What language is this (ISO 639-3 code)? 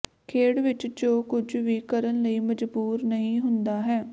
pan